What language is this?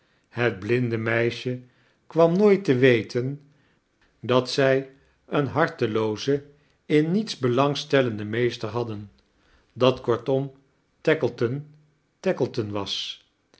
Dutch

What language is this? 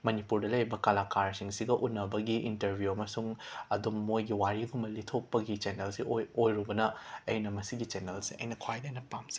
Manipuri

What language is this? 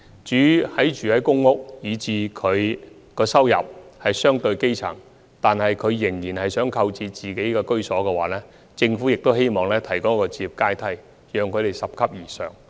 Cantonese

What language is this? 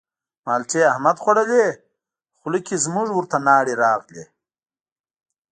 Pashto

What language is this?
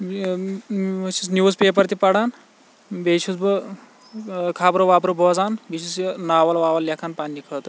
Kashmiri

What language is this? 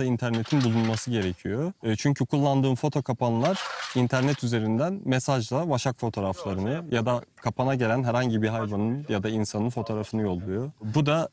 Turkish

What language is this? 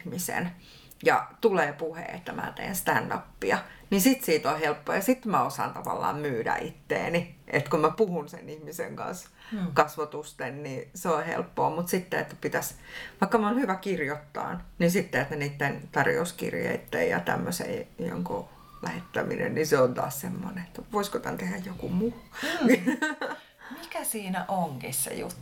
Finnish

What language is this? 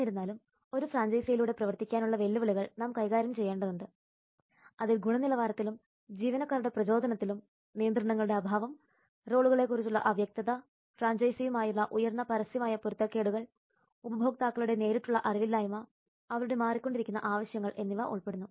Malayalam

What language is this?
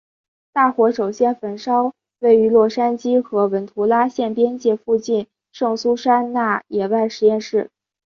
Chinese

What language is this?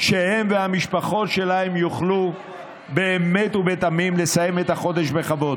Hebrew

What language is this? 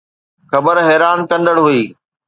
Sindhi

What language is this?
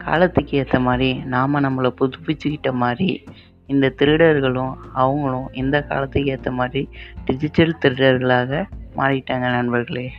Tamil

